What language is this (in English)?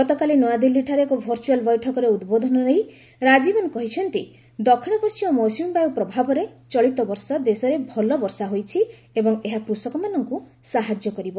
Odia